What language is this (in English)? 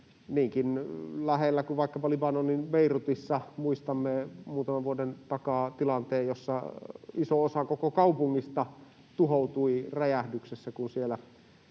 Finnish